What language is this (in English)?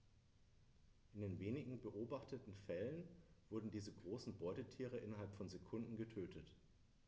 German